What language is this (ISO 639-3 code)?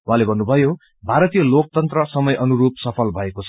nep